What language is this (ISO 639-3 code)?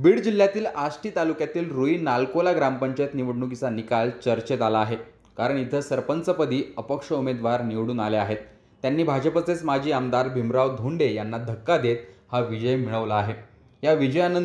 ara